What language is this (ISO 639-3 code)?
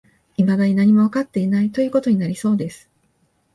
jpn